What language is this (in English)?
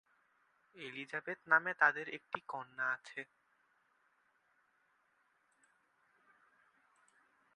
Bangla